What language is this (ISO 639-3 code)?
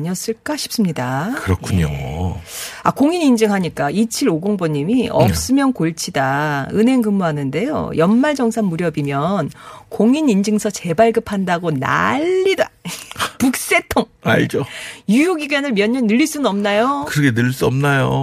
kor